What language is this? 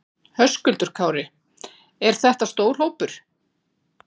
Icelandic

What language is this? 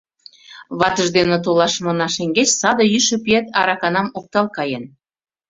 Mari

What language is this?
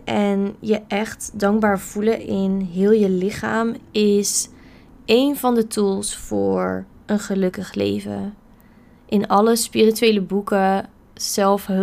Dutch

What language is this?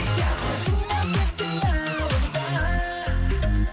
Kazakh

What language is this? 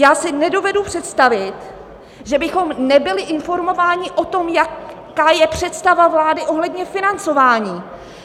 Czech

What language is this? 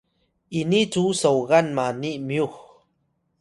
Atayal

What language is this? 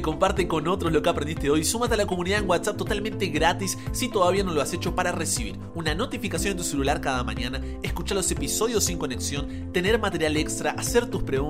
Spanish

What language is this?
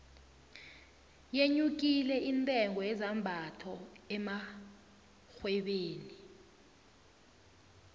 South Ndebele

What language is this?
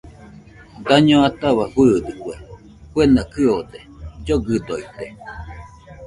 Nüpode Huitoto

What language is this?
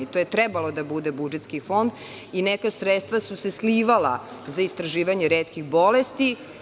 Serbian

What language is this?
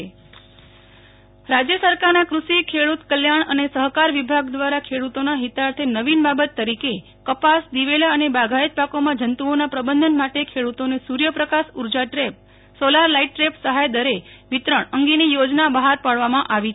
Gujarati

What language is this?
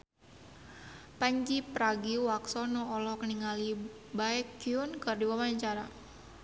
Sundanese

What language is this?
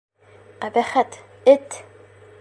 Bashkir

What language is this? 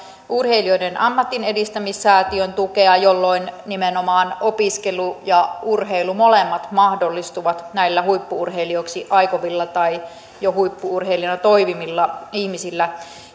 Finnish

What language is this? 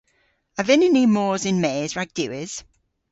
Cornish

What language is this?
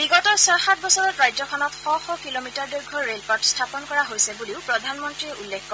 Assamese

